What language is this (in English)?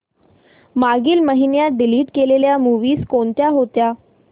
Marathi